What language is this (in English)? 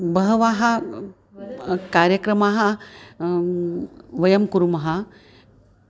Sanskrit